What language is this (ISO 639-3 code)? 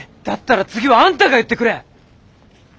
jpn